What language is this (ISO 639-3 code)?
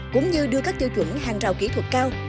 vie